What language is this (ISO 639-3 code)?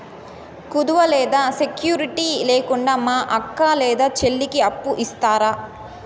tel